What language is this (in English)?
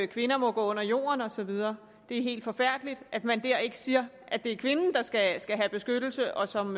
Danish